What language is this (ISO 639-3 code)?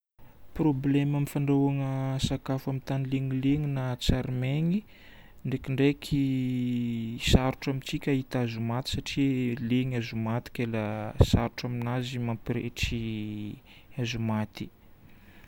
bmm